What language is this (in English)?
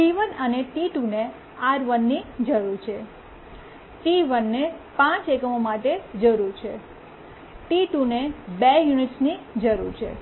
Gujarati